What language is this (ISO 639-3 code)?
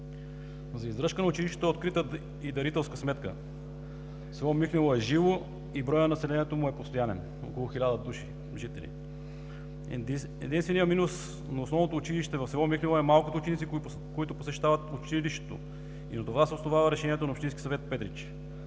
bul